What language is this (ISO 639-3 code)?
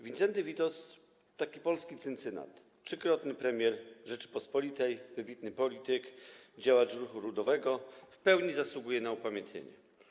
pol